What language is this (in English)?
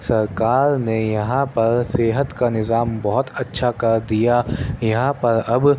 Urdu